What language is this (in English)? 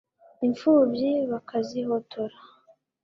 Kinyarwanda